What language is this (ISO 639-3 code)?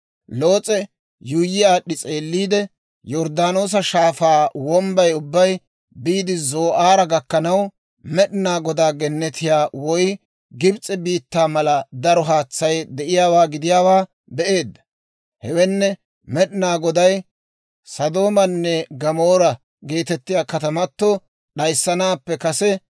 dwr